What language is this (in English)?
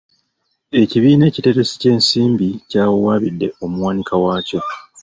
Ganda